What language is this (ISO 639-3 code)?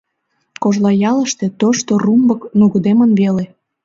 chm